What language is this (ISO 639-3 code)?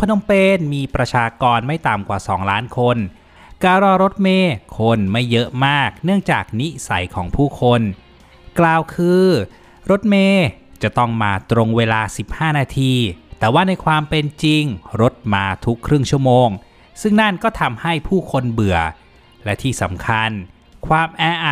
tha